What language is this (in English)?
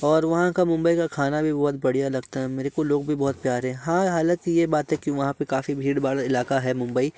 Hindi